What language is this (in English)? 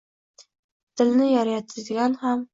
Uzbek